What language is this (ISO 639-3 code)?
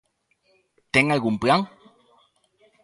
glg